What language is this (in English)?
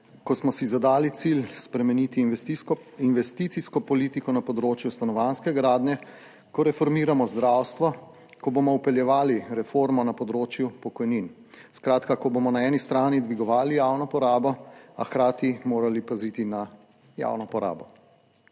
Slovenian